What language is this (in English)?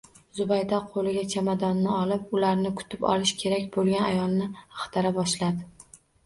Uzbek